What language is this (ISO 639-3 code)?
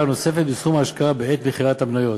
heb